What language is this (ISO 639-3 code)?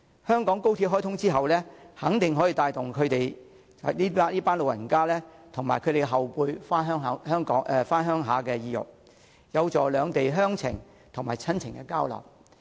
yue